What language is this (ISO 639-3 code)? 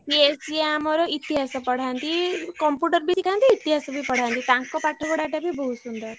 ori